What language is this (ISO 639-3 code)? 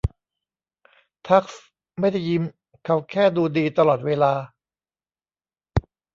tha